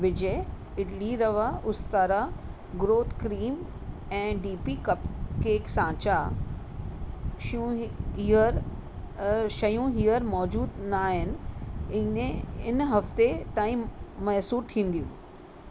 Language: Sindhi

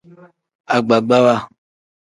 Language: Tem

